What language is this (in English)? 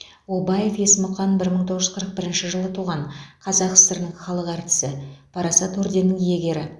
Kazakh